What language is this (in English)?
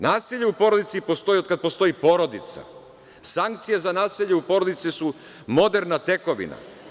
Serbian